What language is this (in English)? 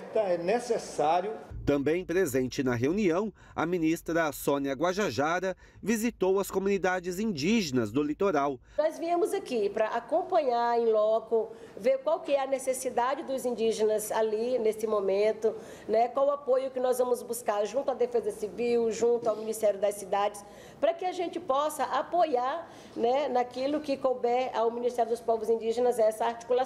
Portuguese